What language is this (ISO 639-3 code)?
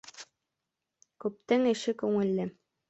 bak